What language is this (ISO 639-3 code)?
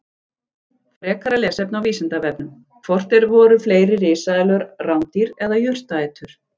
isl